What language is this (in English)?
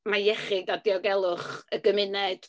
Welsh